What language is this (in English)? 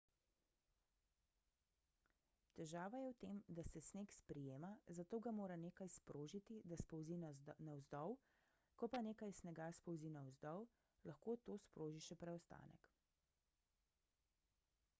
Slovenian